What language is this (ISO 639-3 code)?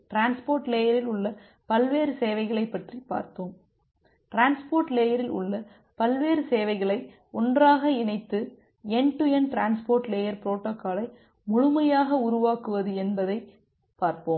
tam